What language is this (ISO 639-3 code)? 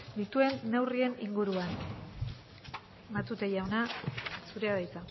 eus